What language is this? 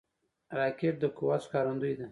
Pashto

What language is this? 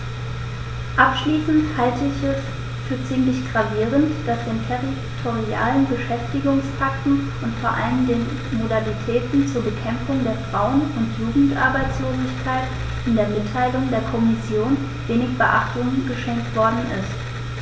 German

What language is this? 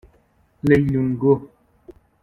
Persian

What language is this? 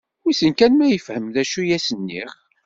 Kabyle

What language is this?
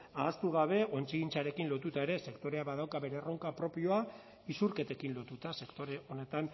Basque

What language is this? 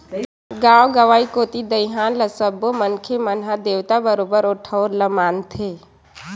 Chhattisgarhi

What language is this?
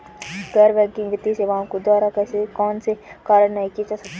Hindi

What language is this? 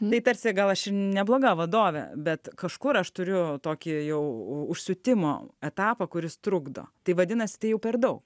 Lithuanian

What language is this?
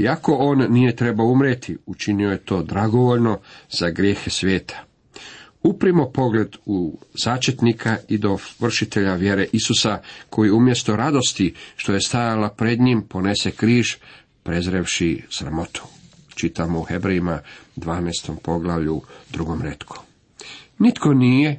Croatian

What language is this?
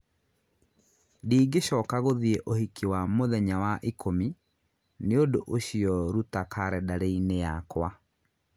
Kikuyu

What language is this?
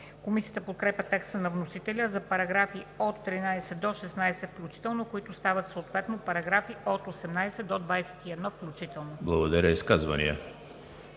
Bulgarian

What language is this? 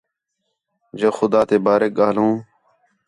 Khetrani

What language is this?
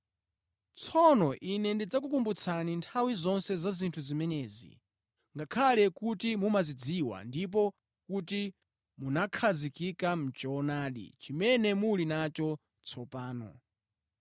Nyanja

